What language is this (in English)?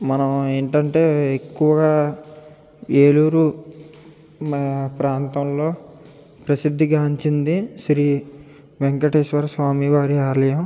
Telugu